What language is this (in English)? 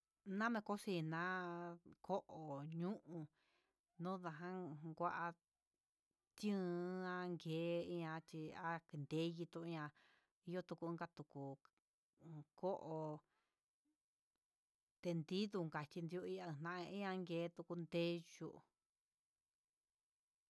Huitepec Mixtec